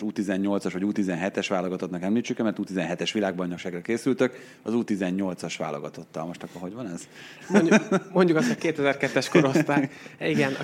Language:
Hungarian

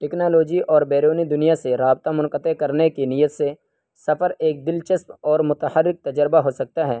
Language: Urdu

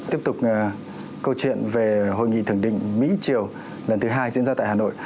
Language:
Vietnamese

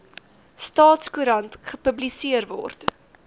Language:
Afrikaans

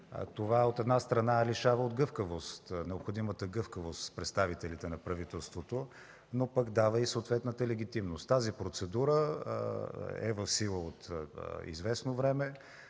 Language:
Bulgarian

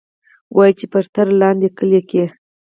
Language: Pashto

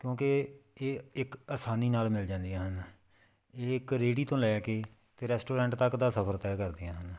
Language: Punjabi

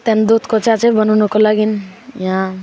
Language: Nepali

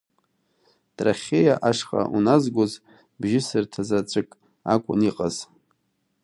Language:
Abkhazian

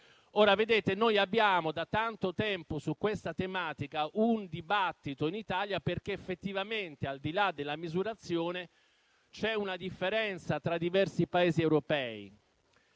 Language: Italian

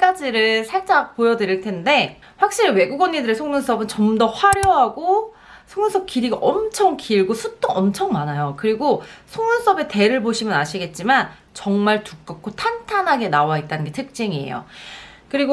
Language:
Korean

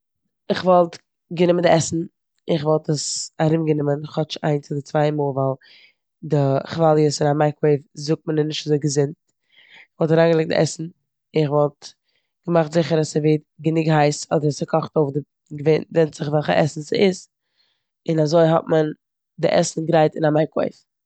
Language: Yiddish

